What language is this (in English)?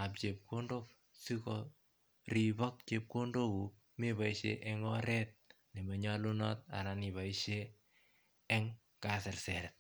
Kalenjin